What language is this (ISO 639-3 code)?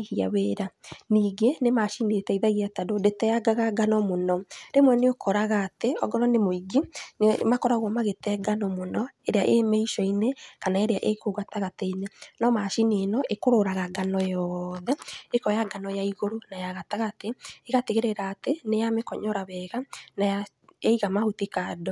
kik